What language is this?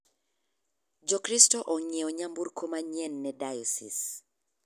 Luo (Kenya and Tanzania)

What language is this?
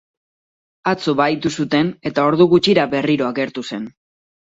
Basque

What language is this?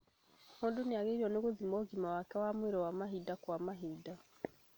Kikuyu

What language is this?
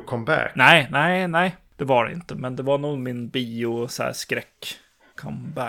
Swedish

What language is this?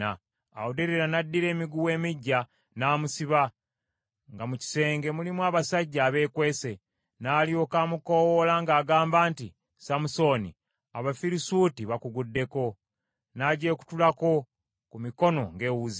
Ganda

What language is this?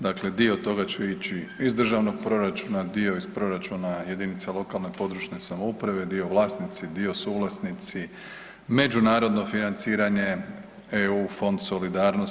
Croatian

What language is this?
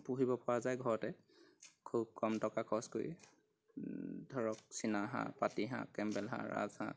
Assamese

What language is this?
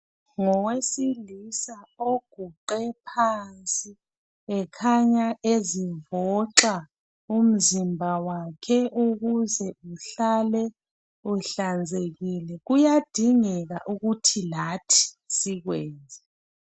North Ndebele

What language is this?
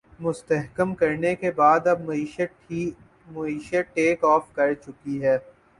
Urdu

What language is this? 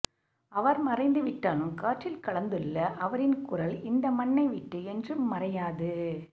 Tamil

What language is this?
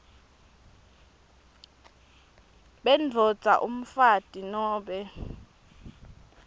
Swati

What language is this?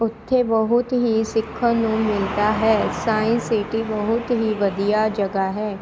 Punjabi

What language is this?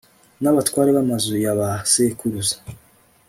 Kinyarwanda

